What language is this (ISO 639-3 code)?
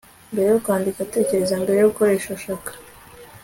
kin